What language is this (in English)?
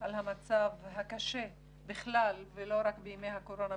Hebrew